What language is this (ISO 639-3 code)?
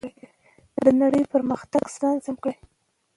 pus